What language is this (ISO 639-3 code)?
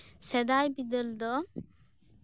sat